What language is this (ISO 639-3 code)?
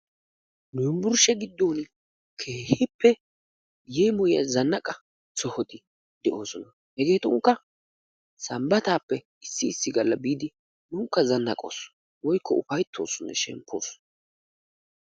wal